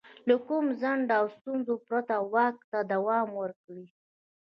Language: Pashto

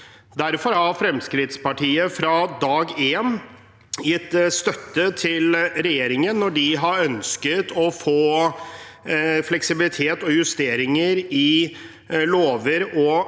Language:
Norwegian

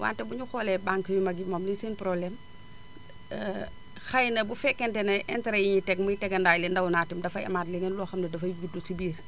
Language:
Wolof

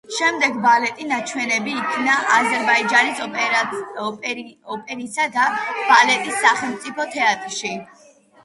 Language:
Georgian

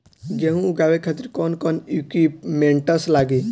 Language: Bhojpuri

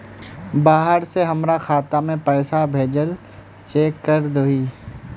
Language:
Magahi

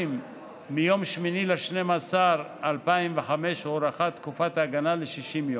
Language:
Hebrew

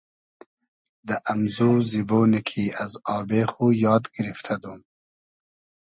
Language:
Hazaragi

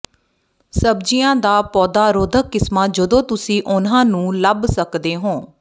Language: Punjabi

